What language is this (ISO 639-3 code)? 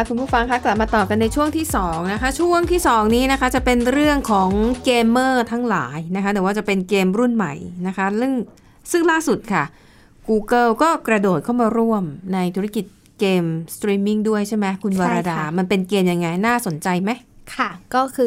tha